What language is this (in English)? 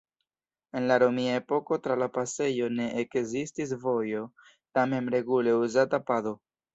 Esperanto